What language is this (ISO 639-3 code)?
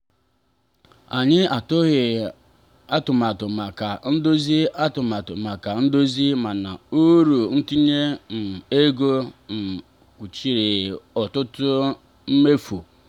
ibo